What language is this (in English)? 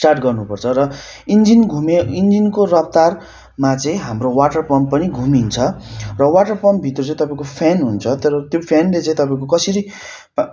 Nepali